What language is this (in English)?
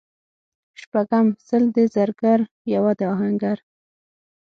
Pashto